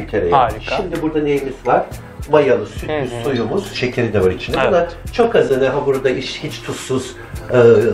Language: Turkish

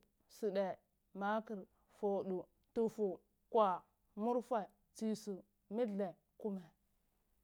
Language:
Cibak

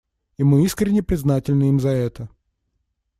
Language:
Russian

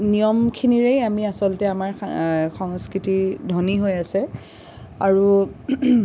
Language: Assamese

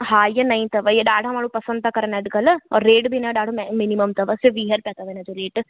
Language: Sindhi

